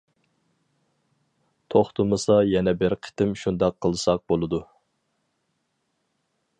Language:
Uyghur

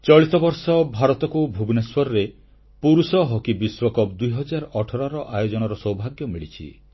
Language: Odia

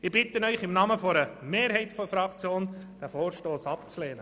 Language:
Swiss German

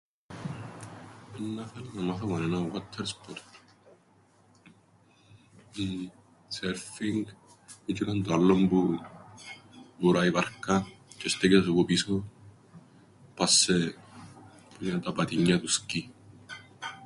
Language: Greek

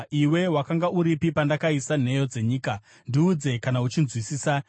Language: Shona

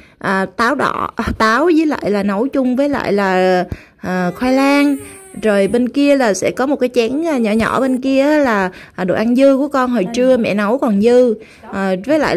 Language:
Vietnamese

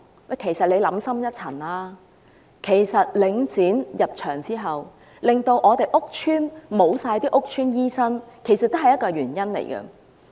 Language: Cantonese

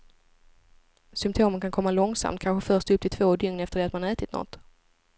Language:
Swedish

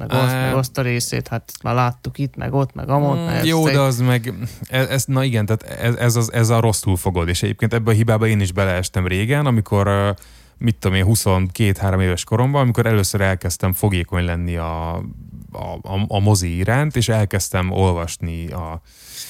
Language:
Hungarian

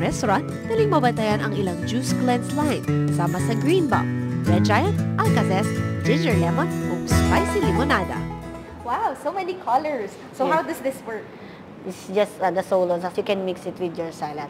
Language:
Filipino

